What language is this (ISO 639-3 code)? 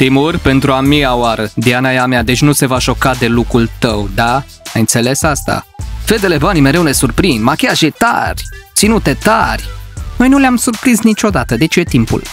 ron